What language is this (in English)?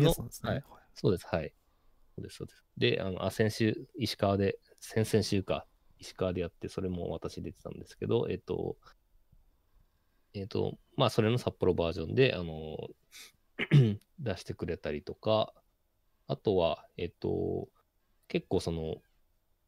Japanese